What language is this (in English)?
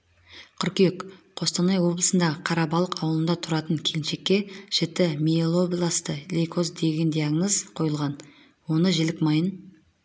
Kazakh